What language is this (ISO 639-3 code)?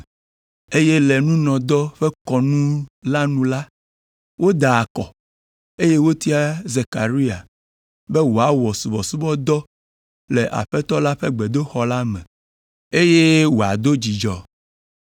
ewe